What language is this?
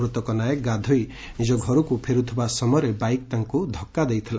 Odia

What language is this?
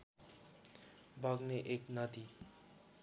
Nepali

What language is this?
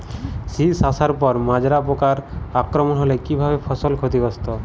Bangla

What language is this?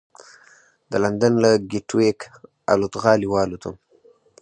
Pashto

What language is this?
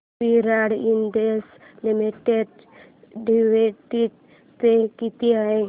Marathi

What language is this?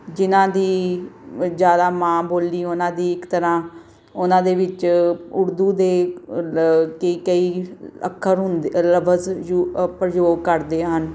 Punjabi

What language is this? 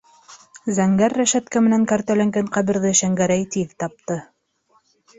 Bashkir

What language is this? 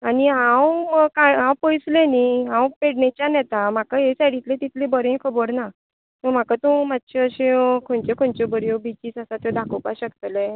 Konkani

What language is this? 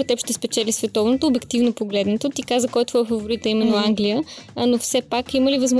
Bulgarian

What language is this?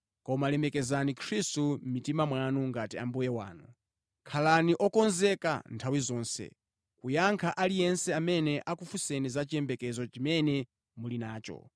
Nyanja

